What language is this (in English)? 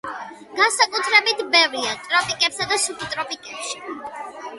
Georgian